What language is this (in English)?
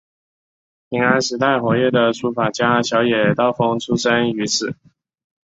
Chinese